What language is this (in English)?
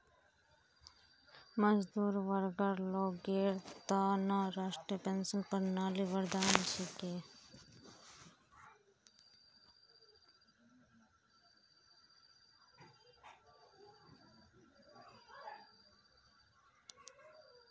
Magahi